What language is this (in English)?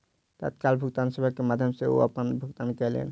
Maithili